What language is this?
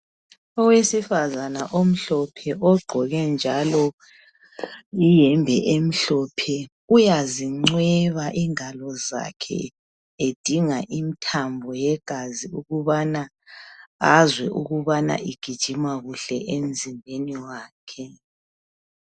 North Ndebele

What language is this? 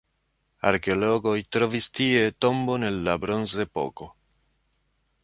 Esperanto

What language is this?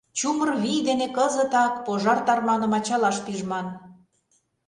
Mari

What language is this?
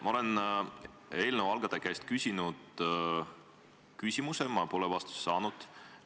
Estonian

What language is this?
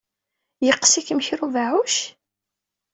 Kabyle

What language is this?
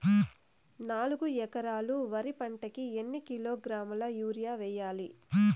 Telugu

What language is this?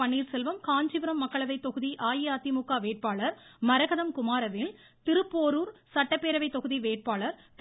Tamil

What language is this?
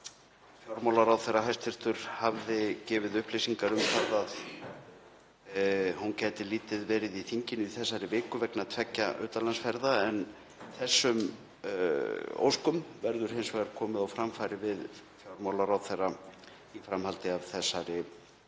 Icelandic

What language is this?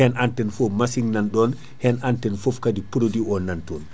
Fula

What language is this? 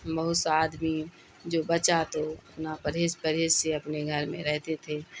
Urdu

